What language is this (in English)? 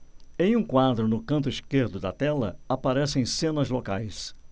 Portuguese